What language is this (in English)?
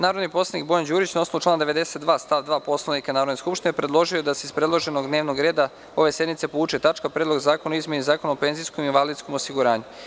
Serbian